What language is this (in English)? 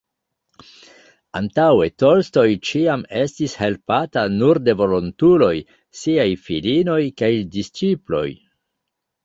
Esperanto